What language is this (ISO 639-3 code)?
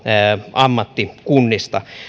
fin